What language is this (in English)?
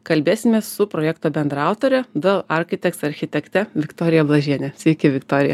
Lithuanian